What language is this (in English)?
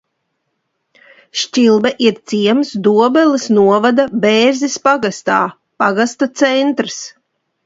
Latvian